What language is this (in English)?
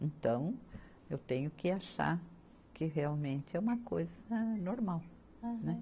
Portuguese